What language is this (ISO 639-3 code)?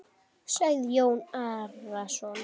isl